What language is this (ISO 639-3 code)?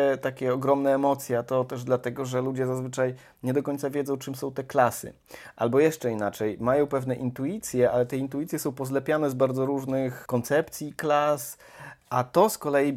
pol